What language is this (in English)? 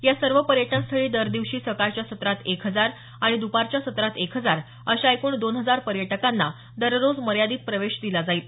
Marathi